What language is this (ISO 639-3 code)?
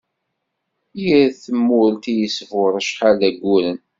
kab